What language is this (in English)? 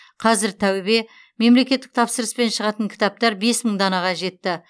Kazakh